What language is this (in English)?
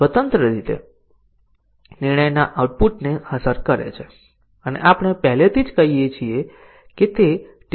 Gujarati